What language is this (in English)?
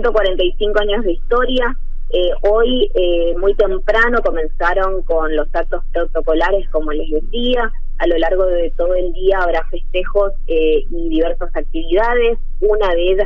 Spanish